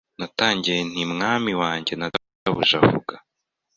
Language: Kinyarwanda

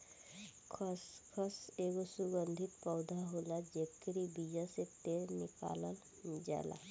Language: Bhojpuri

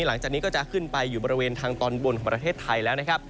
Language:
Thai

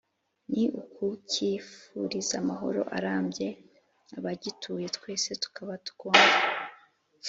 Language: Kinyarwanda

